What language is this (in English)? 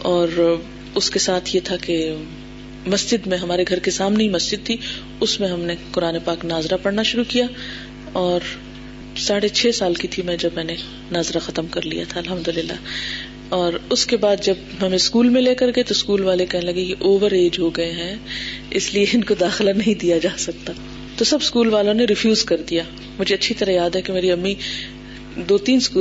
Urdu